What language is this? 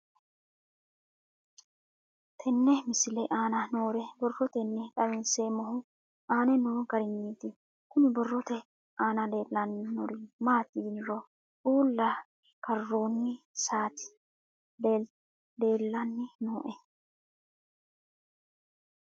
Sidamo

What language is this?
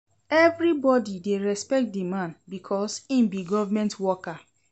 Nigerian Pidgin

